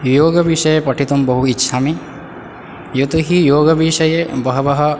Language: Sanskrit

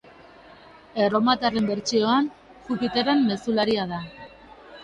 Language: Basque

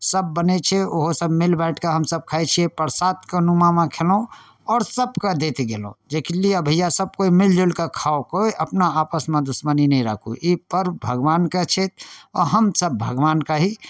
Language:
Maithili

